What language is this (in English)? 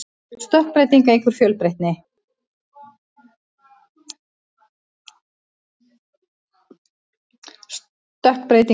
Icelandic